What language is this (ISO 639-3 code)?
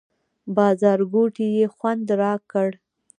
pus